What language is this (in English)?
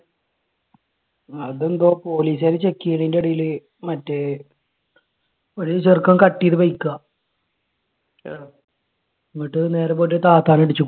Malayalam